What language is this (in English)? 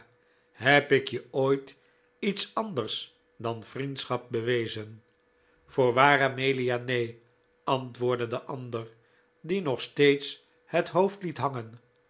Dutch